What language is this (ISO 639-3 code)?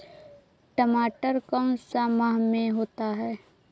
mag